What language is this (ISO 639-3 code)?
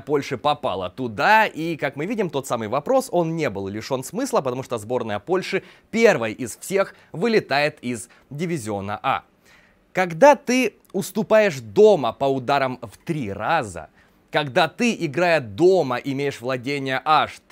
rus